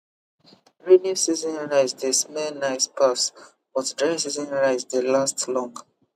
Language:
Nigerian Pidgin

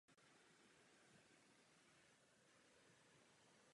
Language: Czech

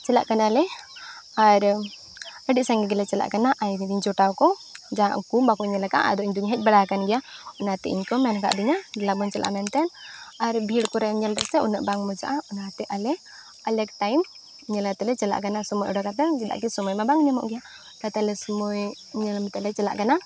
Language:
Santali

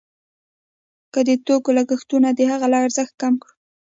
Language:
Pashto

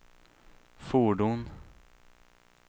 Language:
Swedish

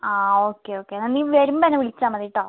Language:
Malayalam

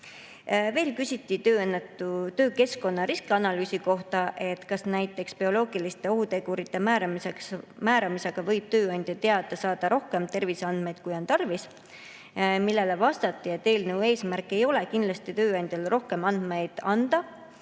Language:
Estonian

